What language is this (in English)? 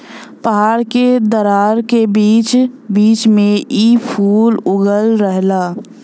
Bhojpuri